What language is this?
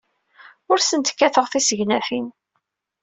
Kabyle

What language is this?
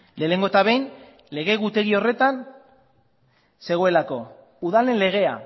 Basque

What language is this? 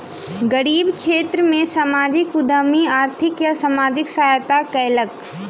Maithili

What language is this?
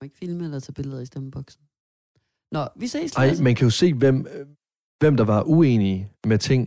Danish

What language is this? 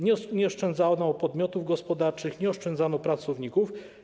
Polish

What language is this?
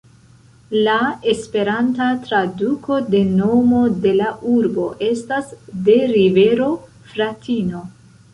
Esperanto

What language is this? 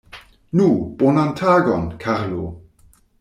Esperanto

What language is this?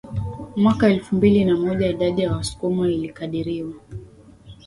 Swahili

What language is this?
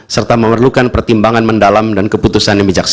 Indonesian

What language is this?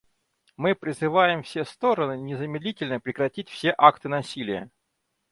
Russian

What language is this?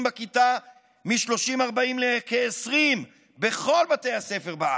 Hebrew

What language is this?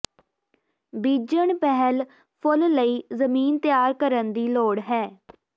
Punjabi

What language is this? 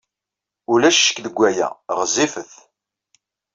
Kabyle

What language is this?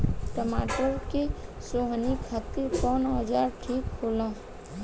Bhojpuri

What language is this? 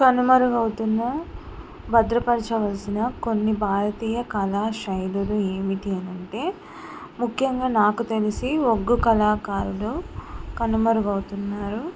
Telugu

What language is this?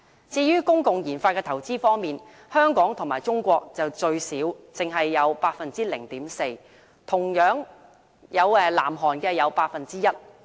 Cantonese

